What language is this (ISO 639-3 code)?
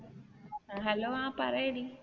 mal